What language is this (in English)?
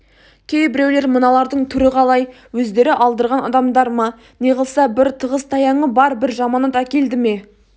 Kazakh